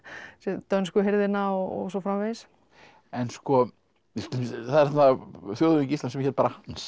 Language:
Icelandic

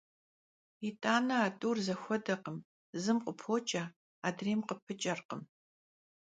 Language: Kabardian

